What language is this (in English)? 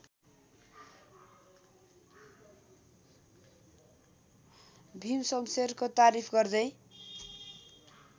Nepali